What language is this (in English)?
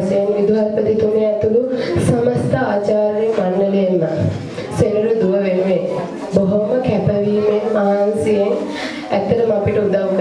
Indonesian